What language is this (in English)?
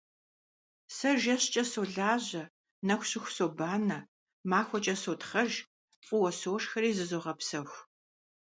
Kabardian